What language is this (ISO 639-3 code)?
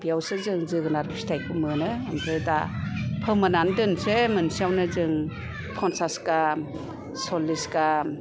brx